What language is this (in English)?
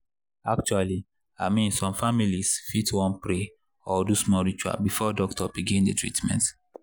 Nigerian Pidgin